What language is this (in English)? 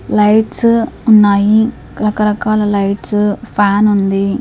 Telugu